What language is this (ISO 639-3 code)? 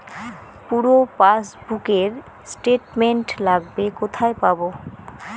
ben